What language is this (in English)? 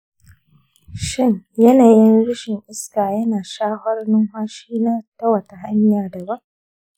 Hausa